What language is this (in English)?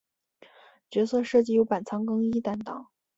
Chinese